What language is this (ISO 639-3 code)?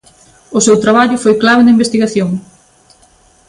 glg